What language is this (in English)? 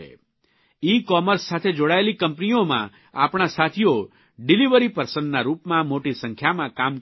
Gujarati